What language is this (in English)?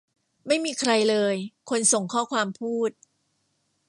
Thai